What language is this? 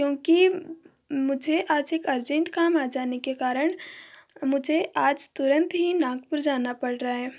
Hindi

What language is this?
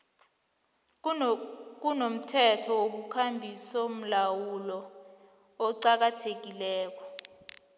South Ndebele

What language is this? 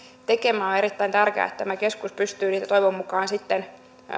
Finnish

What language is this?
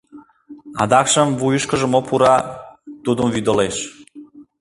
Mari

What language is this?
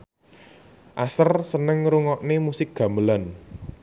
Javanese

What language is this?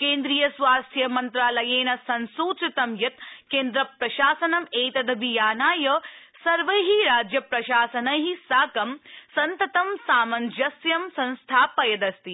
Sanskrit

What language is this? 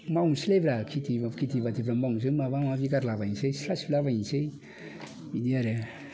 Bodo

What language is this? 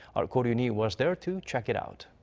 English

